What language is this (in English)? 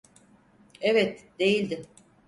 Turkish